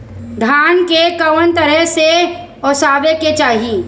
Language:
Bhojpuri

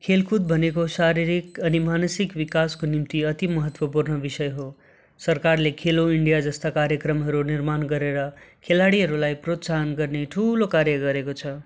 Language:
Nepali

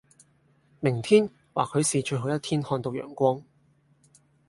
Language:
Cantonese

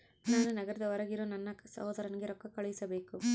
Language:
Kannada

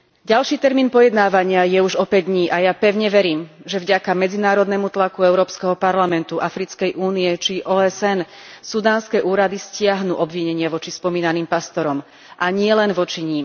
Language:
Slovak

